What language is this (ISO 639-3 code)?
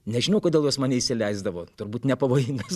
lit